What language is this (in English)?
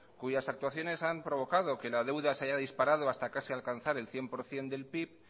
Spanish